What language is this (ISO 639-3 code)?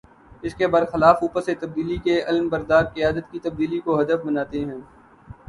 urd